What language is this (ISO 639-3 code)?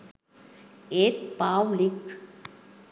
sin